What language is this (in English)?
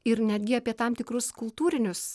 Lithuanian